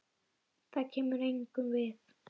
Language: Icelandic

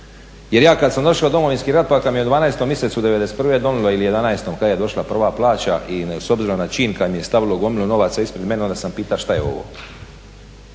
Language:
Croatian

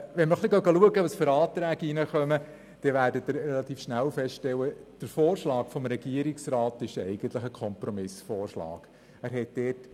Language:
Swiss German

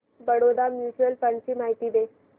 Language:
Marathi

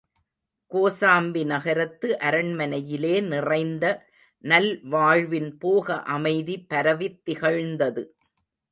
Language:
Tamil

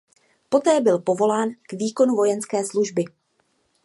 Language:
Czech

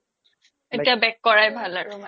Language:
Assamese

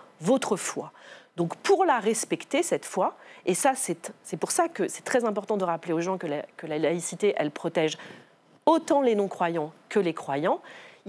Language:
French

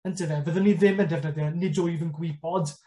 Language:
Welsh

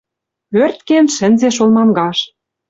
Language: Western Mari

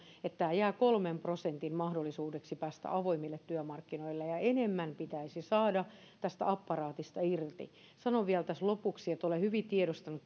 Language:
Finnish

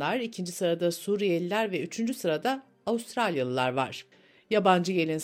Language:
Turkish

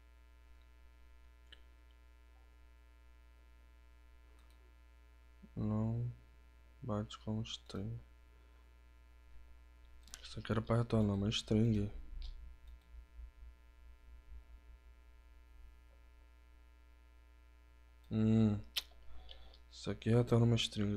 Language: Portuguese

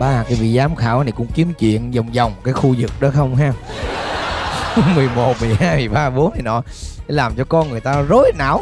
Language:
Vietnamese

